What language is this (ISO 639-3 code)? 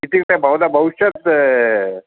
san